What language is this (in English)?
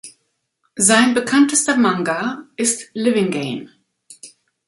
German